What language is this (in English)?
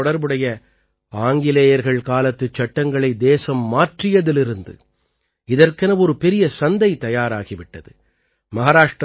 Tamil